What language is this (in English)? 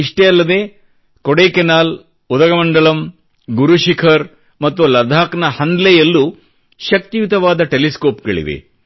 Kannada